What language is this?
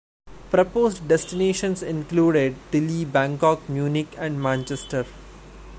English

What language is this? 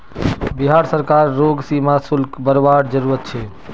Magahi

